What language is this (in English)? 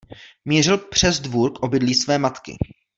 Czech